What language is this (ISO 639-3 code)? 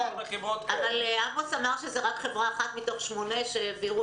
heb